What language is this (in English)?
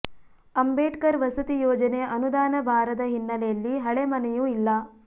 Kannada